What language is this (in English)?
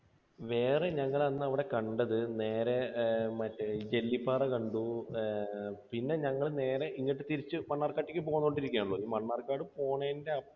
Malayalam